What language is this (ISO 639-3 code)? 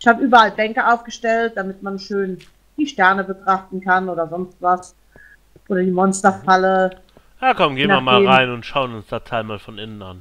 deu